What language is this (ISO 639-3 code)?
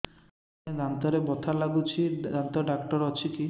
ori